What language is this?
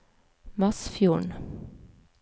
Norwegian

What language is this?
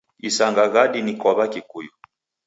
Taita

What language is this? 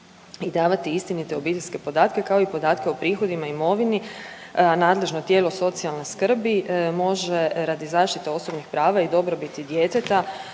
Croatian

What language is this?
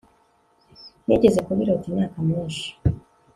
Kinyarwanda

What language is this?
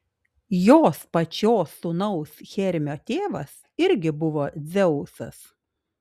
Lithuanian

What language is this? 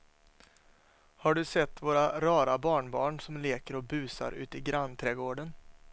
Swedish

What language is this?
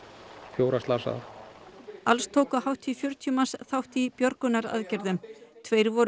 Icelandic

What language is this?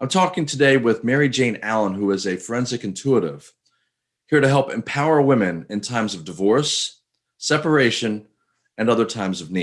English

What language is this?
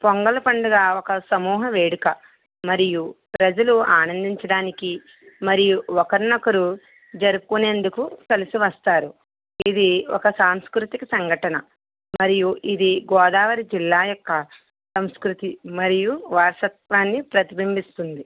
Telugu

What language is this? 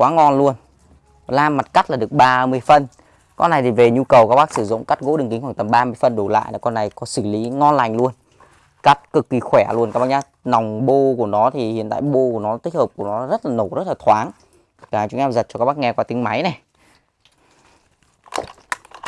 Vietnamese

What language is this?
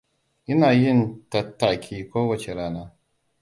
Hausa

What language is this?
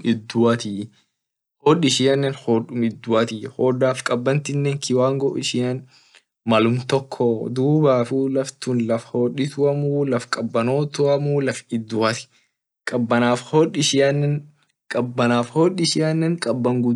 Orma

